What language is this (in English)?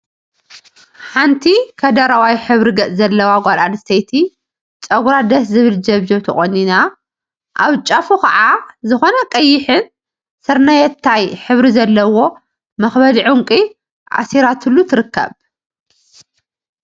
Tigrinya